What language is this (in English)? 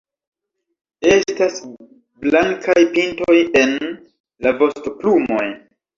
Esperanto